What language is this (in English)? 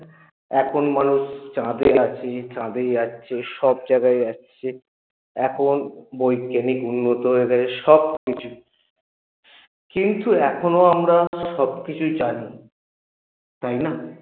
Bangla